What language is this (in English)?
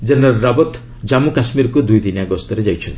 Odia